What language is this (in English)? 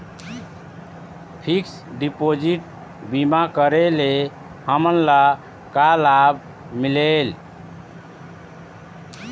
Chhattisgarhi